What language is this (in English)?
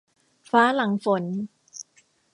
Thai